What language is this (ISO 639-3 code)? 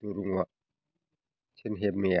brx